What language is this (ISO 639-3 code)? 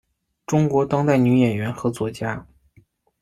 zho